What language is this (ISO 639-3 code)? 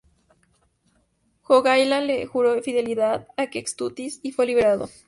spa